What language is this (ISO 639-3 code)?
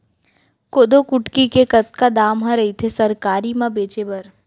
hne